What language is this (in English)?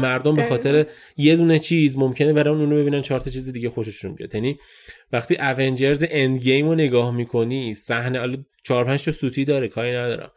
Persian